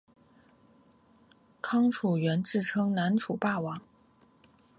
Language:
Chinese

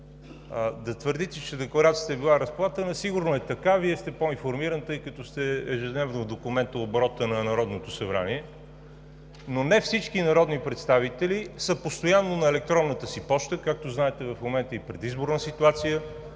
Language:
Bulgarian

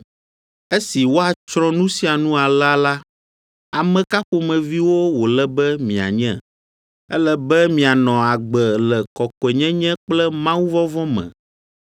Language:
Ewe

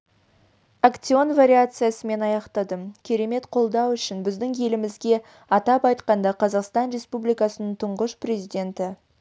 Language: Kazakh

